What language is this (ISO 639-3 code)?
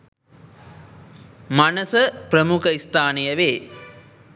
sin